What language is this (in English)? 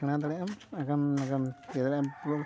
Santali